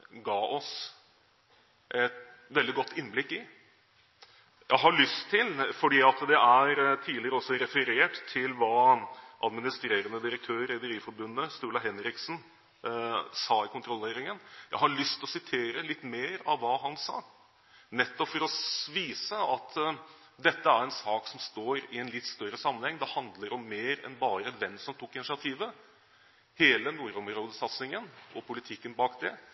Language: Norwegian Bokmål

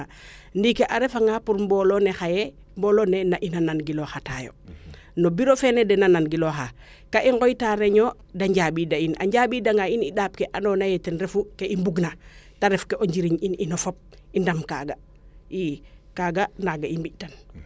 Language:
Serer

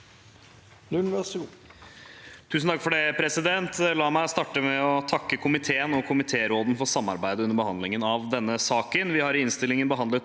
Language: Norwegian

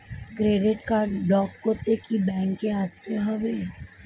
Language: Bangla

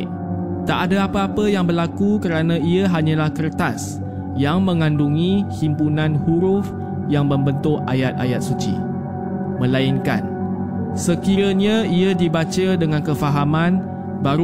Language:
Malay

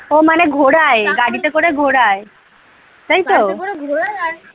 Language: Bangla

